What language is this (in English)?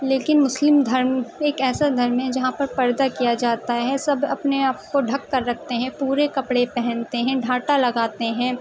Urdu